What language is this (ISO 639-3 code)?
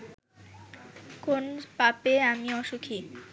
ben